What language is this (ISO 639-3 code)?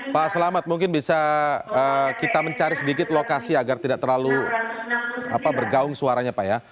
ind